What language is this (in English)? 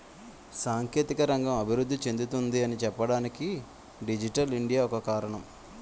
Telugu